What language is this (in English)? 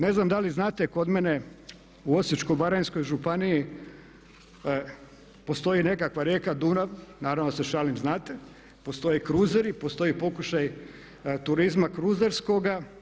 Croatian